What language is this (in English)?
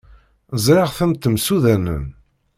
Kabyle